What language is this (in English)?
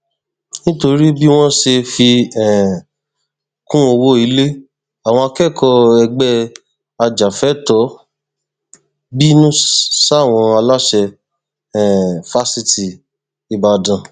Yoruba